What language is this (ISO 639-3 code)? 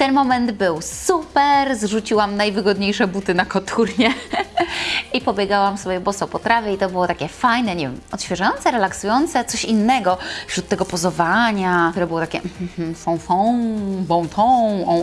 pol